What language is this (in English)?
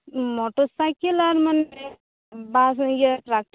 Santali